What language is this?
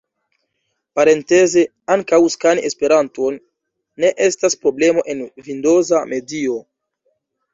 Esperanto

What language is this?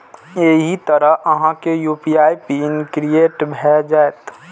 Maithili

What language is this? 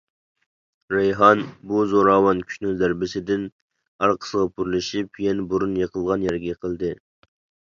Uyghur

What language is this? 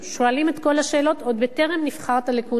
Hebrew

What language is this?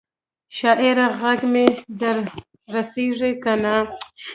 Pashto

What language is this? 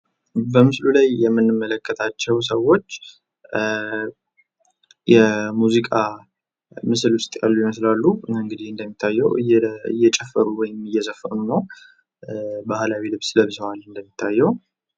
Amharic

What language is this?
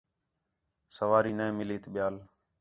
Khetrani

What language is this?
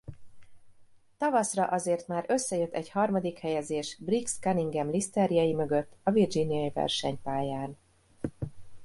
Hungarian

